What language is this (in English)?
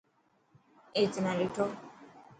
Dhatki